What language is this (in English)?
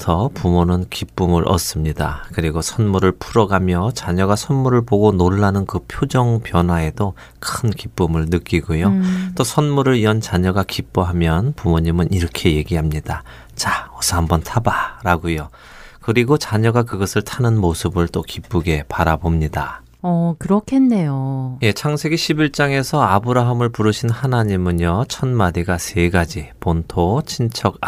Korean